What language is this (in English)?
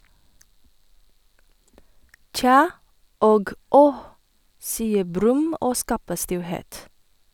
Norwegian